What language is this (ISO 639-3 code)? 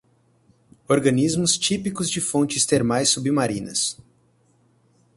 por